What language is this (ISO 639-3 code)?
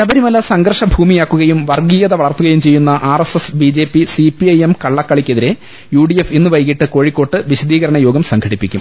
mal